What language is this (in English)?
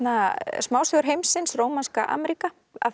Icelandic